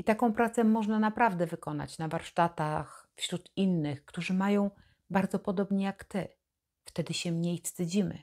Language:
Polish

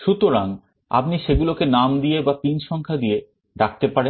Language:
Bangla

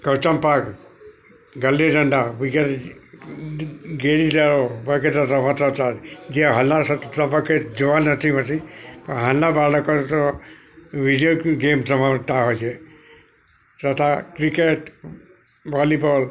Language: Gujarati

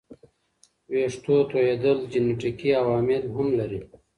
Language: Pashto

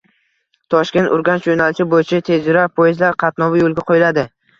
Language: Uzbek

